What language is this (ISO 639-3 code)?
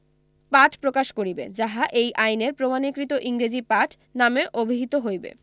ben